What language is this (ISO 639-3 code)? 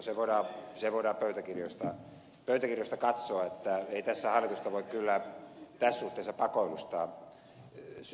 fin